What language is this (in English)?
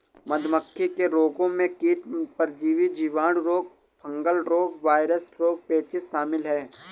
Hindi